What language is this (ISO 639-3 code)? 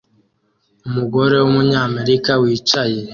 kin